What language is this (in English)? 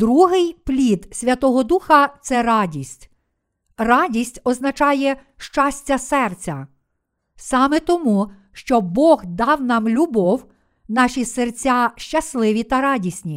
Ukrainian